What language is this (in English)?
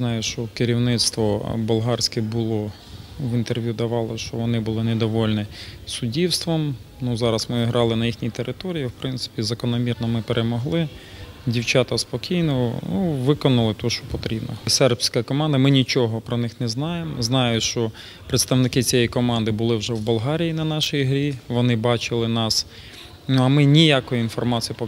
Ukrainian